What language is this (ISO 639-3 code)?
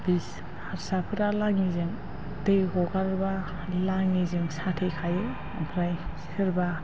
brx